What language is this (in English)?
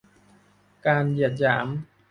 Thai